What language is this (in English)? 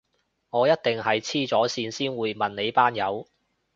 Cantonese